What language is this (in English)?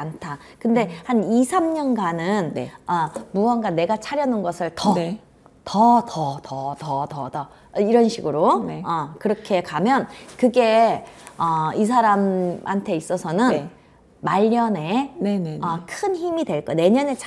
Korean